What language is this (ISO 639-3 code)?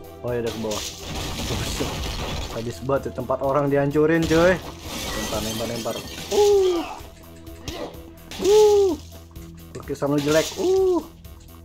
ind